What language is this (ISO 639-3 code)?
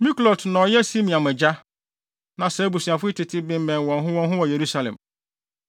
aka